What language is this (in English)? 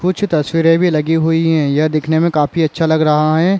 Chhattisgarhi